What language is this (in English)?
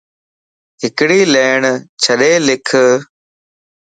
Lasi